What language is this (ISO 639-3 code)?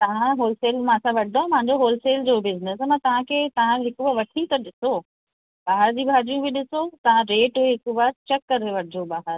snd